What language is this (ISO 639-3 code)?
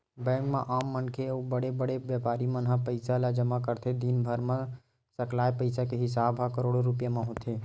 hne